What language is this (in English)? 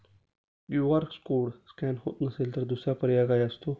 Marathi